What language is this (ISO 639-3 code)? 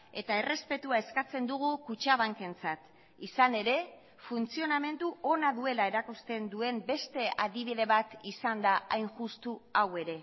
eus